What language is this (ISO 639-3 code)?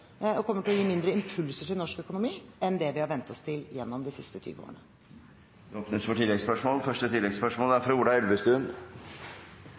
nor